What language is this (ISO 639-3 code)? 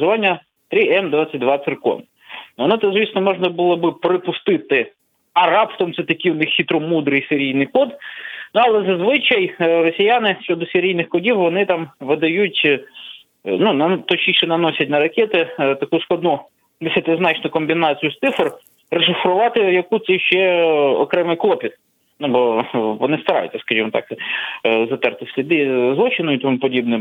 ukr